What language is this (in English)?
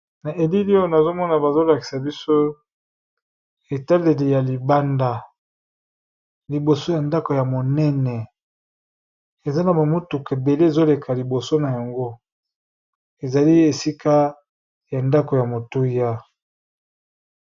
Lingala